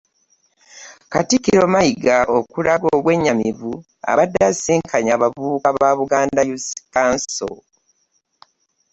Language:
Ganda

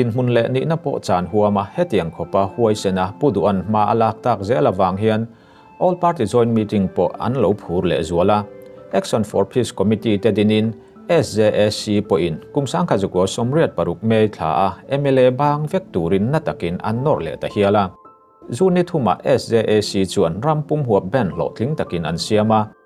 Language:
Thai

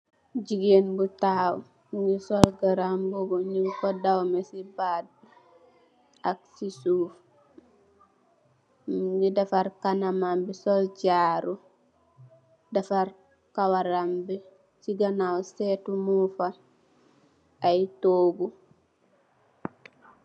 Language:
Wolof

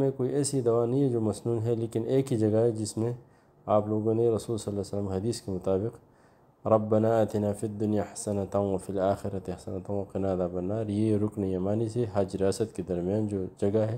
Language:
Arabic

